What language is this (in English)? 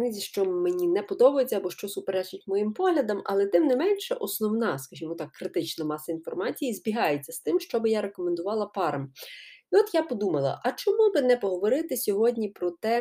Ukrainian